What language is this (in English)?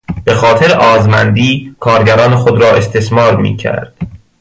Persian